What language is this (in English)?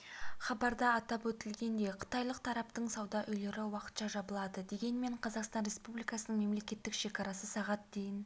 Kazakh